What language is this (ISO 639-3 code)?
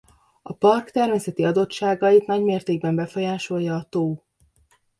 hun